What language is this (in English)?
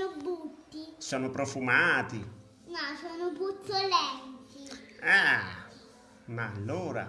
Italian